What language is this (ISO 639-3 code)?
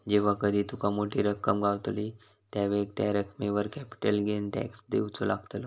mar